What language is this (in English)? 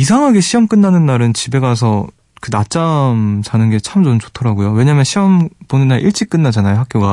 Korean